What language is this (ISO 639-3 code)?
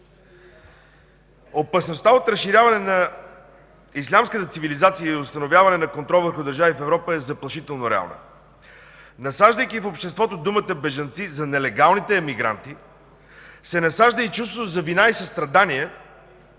bul